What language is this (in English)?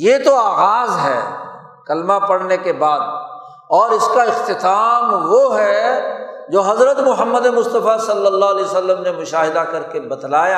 Urdu